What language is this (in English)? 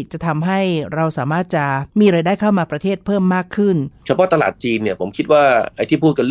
Thai